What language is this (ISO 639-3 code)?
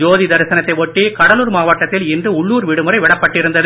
tam